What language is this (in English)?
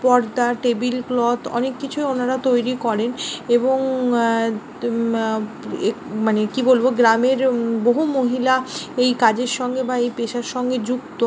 Bangla